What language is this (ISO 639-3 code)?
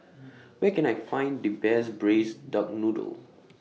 eng